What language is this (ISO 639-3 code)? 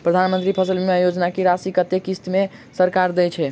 mai